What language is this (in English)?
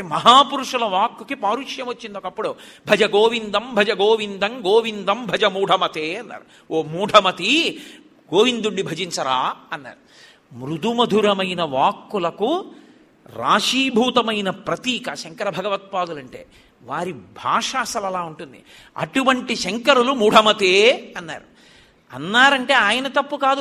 Telugu